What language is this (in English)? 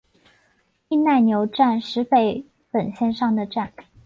Chinese